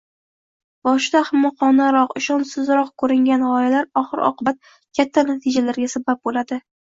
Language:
Uzbek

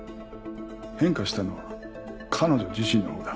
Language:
Japanese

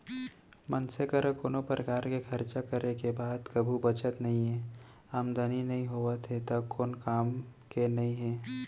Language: Chhattisgarhi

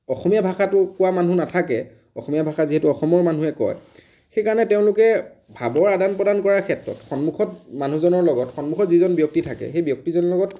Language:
Assamese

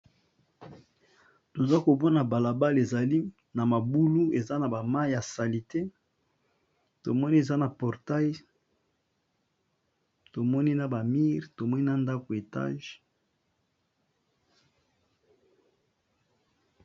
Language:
Lingala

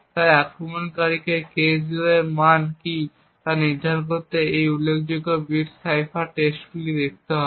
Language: Bangla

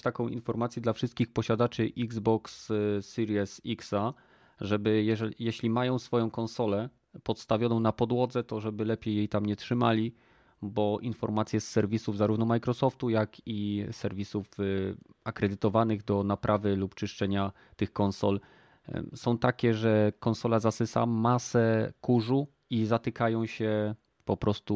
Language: Polish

